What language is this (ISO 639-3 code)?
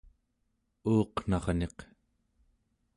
esu